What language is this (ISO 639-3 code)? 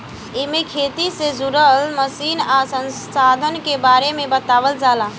bho